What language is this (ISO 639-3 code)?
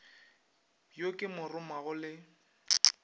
nso